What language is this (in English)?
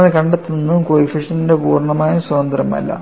Malayalam